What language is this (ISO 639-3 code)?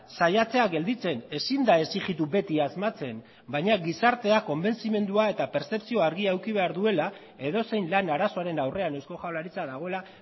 eus